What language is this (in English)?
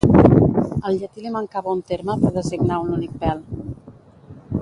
Catalan